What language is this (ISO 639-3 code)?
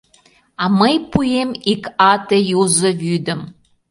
chm